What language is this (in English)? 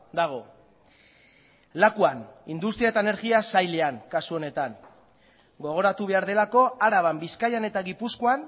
Basque